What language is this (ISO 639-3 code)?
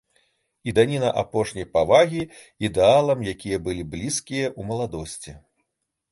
bel